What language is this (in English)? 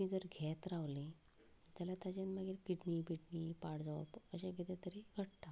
Konkani